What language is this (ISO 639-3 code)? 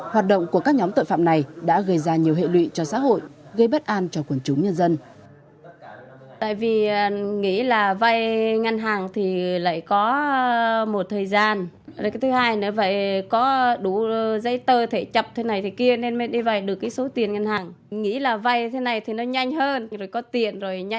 vie